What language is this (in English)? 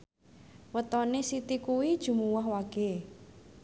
Javanese